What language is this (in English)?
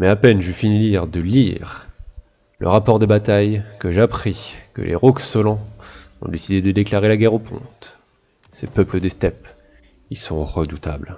French